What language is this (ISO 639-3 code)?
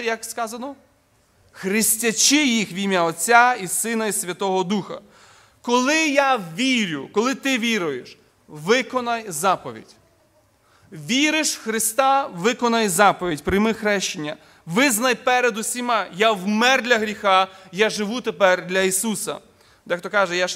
ukr